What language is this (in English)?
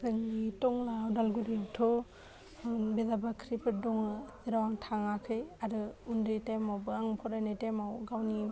Bodo